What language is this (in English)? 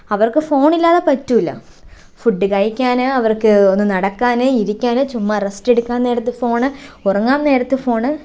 Malayalam